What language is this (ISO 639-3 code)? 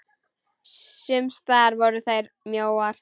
isl